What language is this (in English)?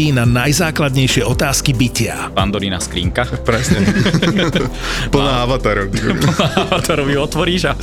Slovak